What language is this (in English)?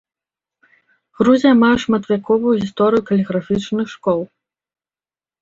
Belarusian